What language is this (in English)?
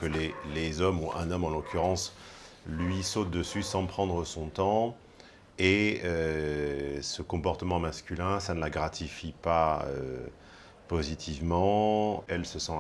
French